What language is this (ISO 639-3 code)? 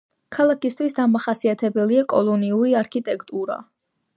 kat